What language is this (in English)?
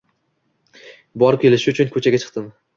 Uzbek